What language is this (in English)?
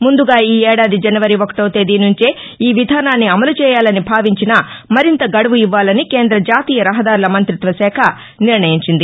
Telugu